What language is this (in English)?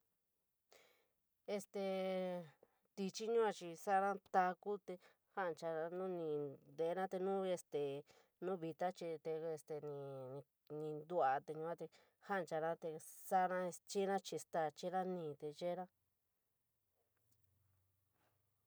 San Miguel El Grande Mixtec